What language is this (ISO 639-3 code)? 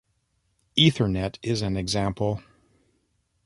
eng